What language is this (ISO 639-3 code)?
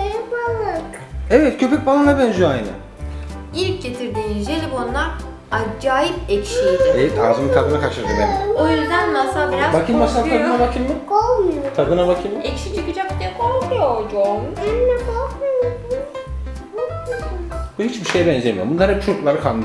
tur